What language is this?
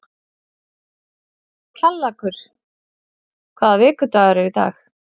Icelandic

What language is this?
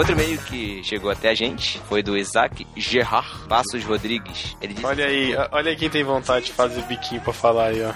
Portuguese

